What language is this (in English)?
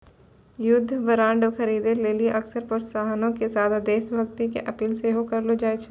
Maithili